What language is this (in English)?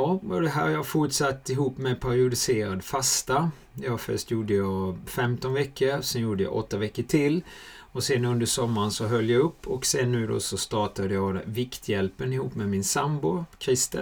Swedish